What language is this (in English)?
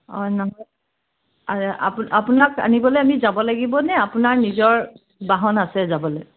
Assamese